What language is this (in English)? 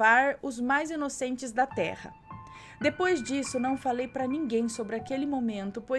Portuguese